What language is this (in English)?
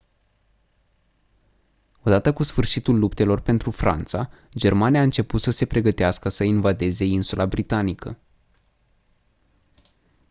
Romanian